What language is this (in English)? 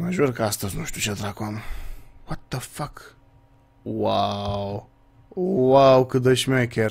Romanian